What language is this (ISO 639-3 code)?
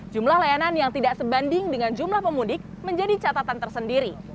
ind